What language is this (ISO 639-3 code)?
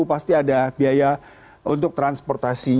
ind